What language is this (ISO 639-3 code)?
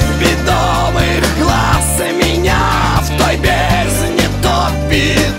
rus